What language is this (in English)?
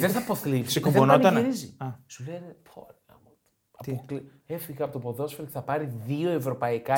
Greek